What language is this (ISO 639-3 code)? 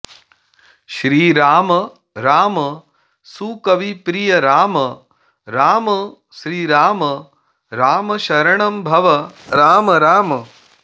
san